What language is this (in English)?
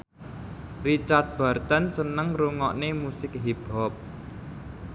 Javanese